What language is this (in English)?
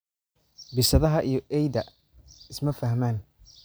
Somali